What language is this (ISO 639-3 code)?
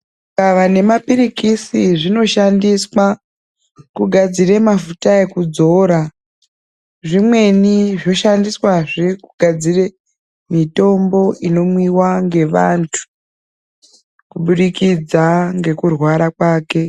ndc